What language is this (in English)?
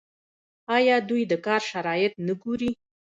Pashto